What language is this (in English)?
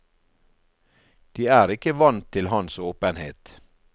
Norwegian